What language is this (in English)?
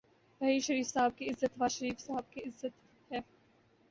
Urdu